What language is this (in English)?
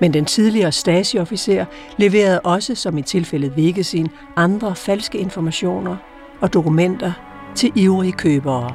Danish